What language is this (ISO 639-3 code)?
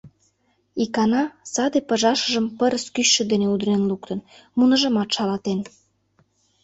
chm